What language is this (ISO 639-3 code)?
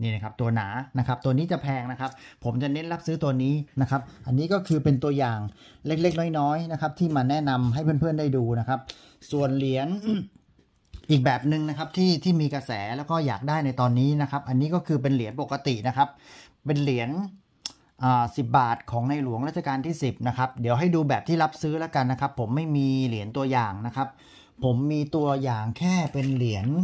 tha